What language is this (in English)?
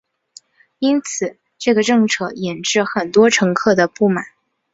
Chinese